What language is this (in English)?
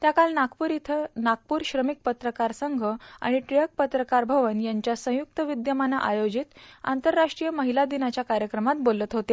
Marathi